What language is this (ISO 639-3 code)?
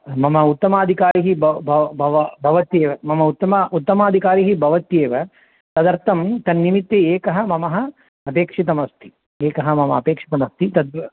san